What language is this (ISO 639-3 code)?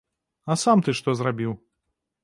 bel